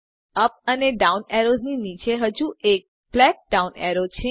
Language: Gujarati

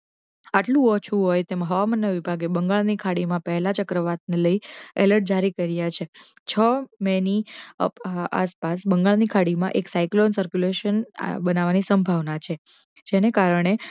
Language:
Gujarati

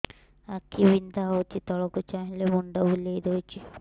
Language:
Odia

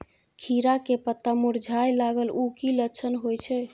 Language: Maithili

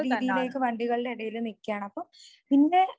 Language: Malayalam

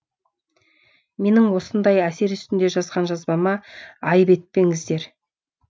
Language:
Kazakh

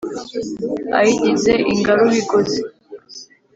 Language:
Kinyarwanda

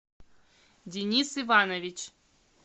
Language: Russian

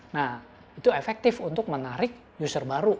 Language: Indonesian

